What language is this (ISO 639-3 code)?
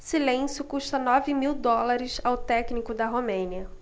por